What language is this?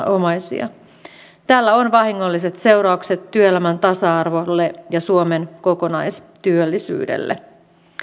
Finnish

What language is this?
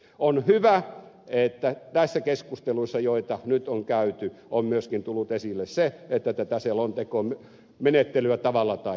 Finnish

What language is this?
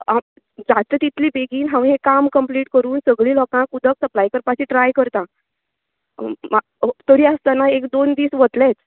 Konkani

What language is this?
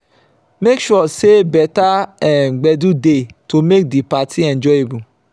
Nigerian Pidgin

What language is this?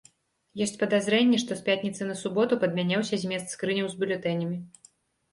Belarusian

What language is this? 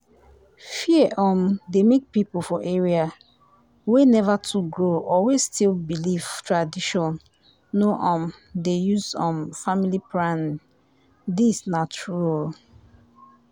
Nigerian Pidgin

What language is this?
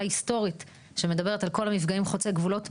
Hebrew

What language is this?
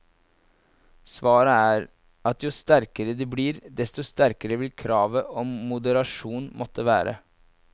Norwegian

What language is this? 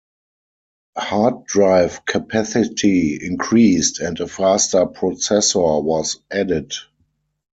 English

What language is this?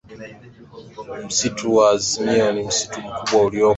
Swahili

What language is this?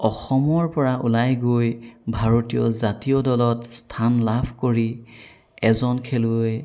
Assamese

